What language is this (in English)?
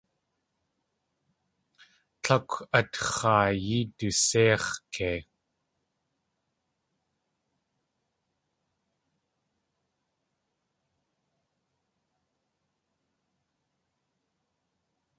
Tlingit